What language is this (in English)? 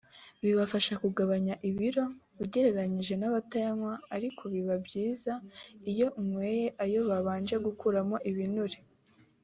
Kinyarwanda